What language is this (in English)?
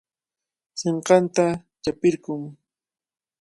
Cajatambo North Lima Quechua